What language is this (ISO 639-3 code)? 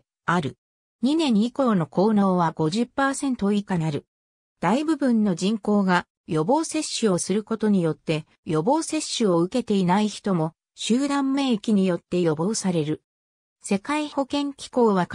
jpn